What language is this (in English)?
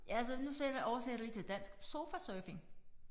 Danish